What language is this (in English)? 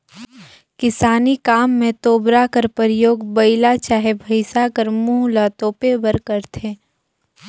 Chhattisgarhi